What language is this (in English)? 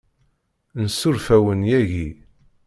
Kabyle